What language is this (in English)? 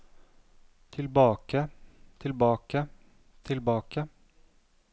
Norwegian